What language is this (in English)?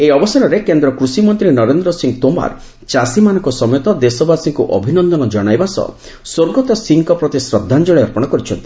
Odia